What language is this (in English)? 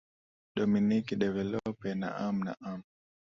Swahili